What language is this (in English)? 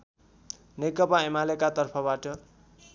Nepali